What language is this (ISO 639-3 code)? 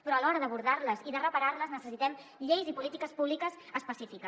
cat